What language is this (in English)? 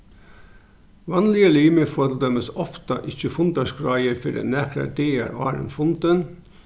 Faroese